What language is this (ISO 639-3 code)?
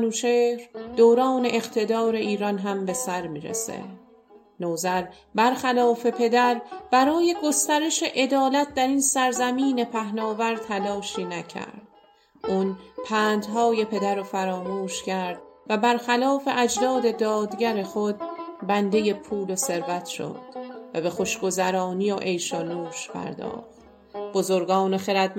fas